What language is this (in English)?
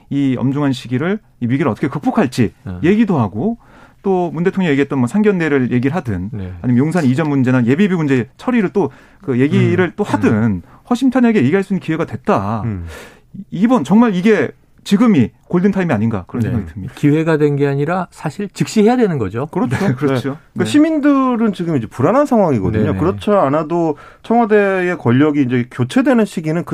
Korean